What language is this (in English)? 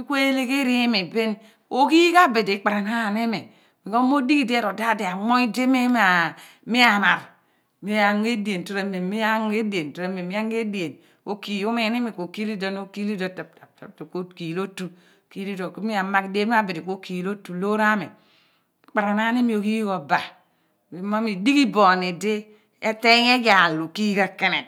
Abua